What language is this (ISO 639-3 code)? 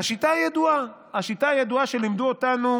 heb